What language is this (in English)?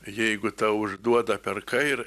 Lithuanian